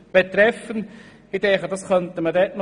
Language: Swiss German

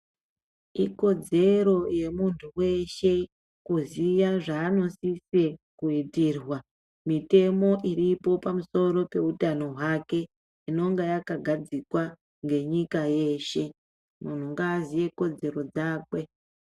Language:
Ndau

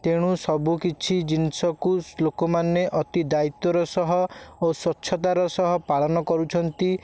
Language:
Odia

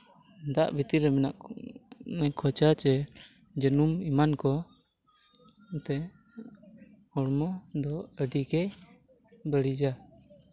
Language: Santali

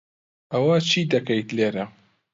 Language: Central Kurdish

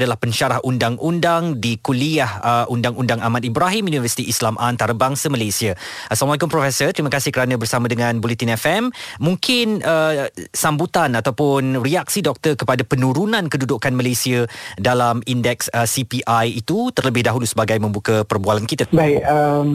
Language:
Malay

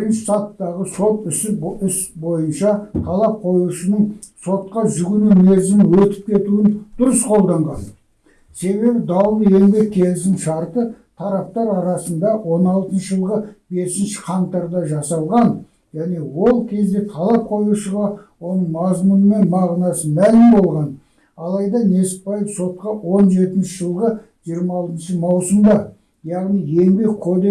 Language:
Kazakh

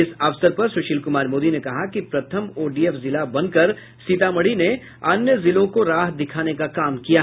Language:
Hindi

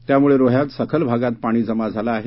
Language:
Marathi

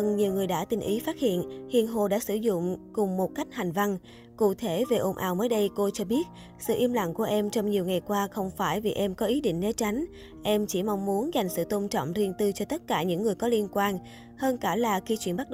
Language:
Vietnamese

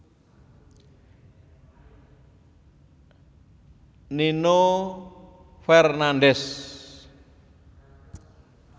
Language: Javanese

